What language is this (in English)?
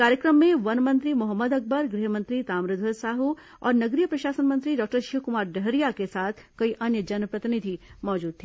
Hindi